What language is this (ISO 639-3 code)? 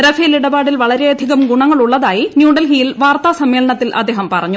mal